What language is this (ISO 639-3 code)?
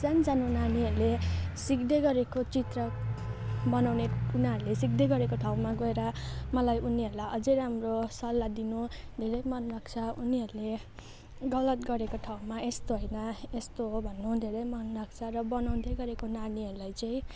nep